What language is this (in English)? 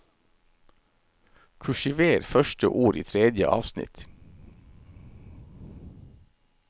Norwegian